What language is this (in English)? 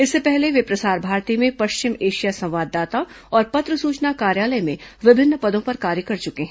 Hindi